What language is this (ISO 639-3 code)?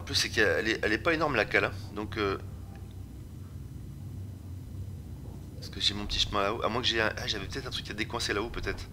fra